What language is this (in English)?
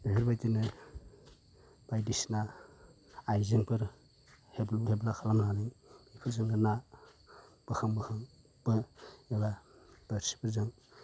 Bodo